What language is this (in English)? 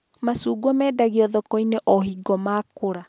Kikuyu